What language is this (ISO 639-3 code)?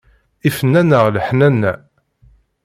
kab